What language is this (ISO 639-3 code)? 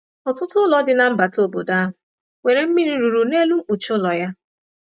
ibo